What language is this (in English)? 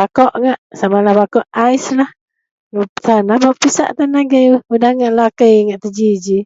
Central Melanau